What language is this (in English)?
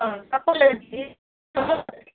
Nepali